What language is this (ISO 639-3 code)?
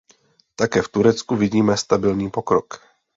ces